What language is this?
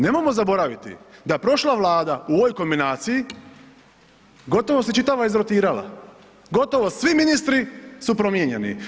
Croatian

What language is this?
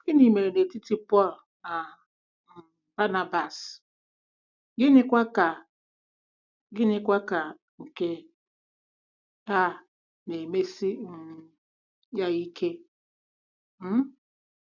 Igbo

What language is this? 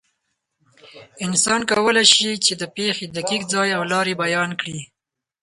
Pashto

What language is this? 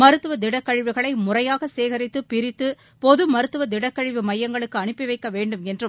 Tamil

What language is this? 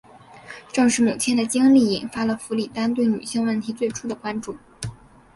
Chinese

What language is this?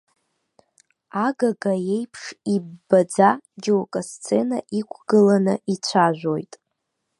Abkhazian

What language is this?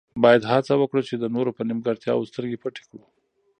Pashto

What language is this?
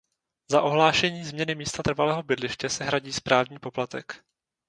Czech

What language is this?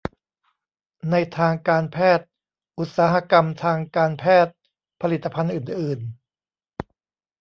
Thai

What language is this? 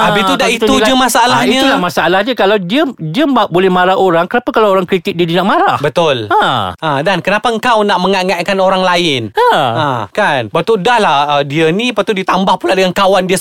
Malay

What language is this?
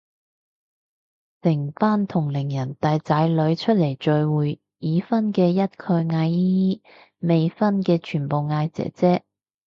Cantonese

